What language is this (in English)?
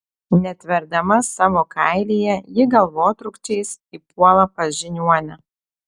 Lithuanian